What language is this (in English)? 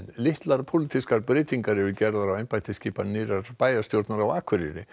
Icelandic